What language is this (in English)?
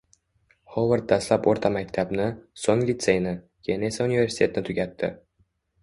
Uzbek